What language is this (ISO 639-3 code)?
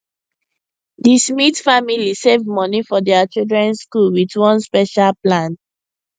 pcm